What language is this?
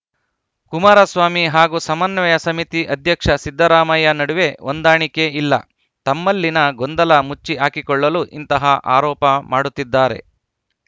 Kannada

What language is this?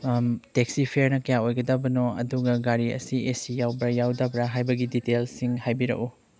Manipuri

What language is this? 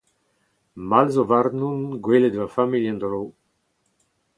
Breton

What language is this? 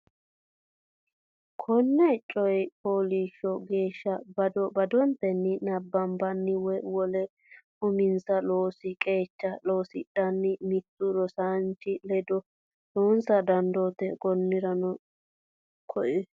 Sidamo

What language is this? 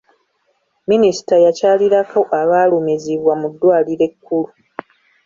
Ganda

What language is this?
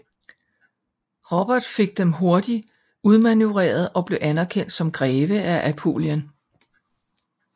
Danish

